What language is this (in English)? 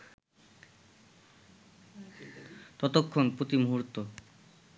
Bangla